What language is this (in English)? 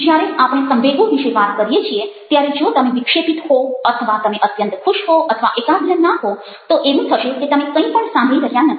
Gujarati